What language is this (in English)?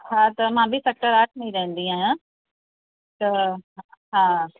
Sindhi